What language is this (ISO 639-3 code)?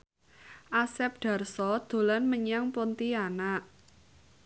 jav